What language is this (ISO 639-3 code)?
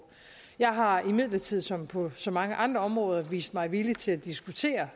dan